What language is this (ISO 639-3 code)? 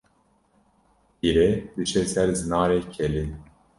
kur